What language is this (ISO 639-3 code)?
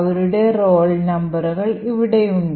mal